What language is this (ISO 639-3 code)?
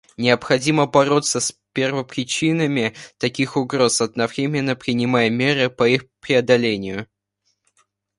rus